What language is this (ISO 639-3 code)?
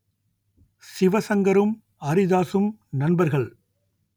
tam